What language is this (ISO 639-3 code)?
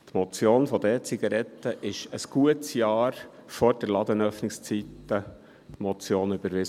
gsw